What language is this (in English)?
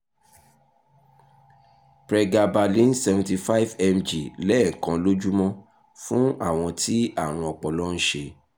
Yoruba